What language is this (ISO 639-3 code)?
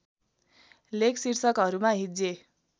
nep